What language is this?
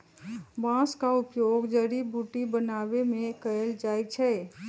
Magahi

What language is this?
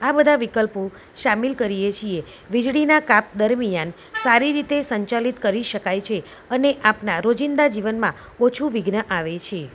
Gujarati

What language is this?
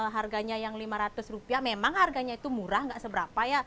Indonesian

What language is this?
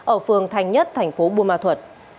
Vietnamese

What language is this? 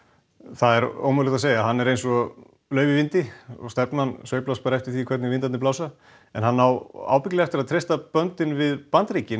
Icelandic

